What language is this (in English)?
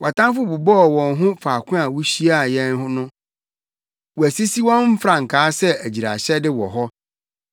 Akan